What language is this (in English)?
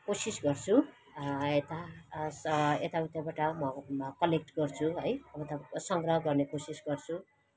Nepali